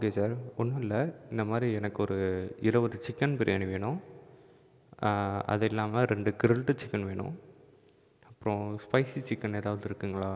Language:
Tamil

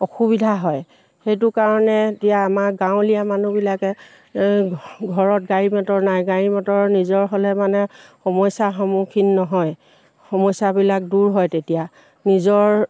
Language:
Assamese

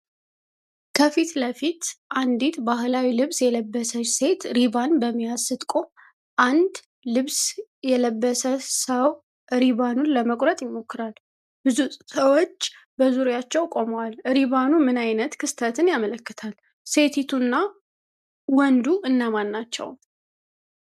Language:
Amharic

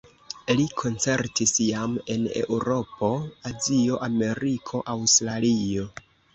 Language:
Esperanto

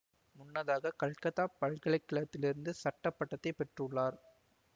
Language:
Tamil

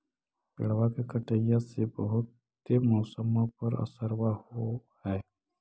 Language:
Magahi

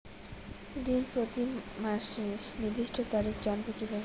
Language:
Bangla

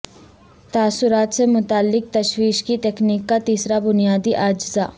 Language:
Urdu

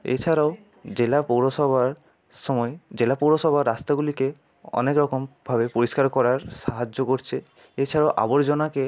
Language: Bangla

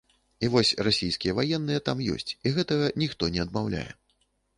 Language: Belarusian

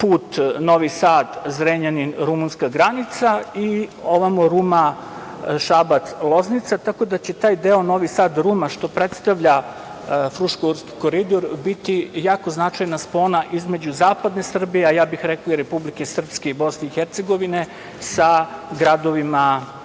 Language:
Serbian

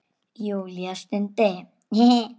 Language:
Icelandic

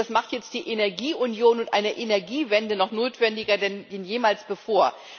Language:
German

